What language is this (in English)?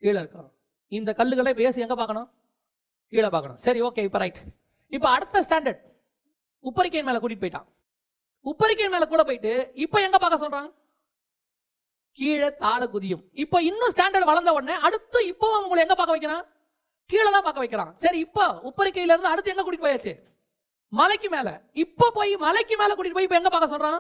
Tamil